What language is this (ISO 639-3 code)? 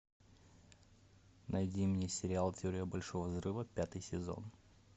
rus